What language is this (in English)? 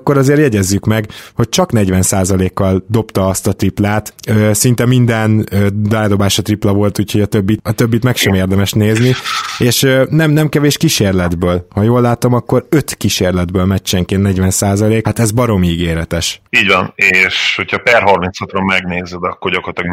Hungarian